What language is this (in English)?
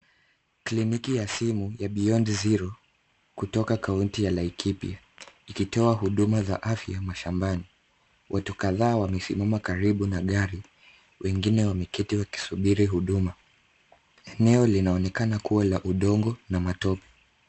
Swahili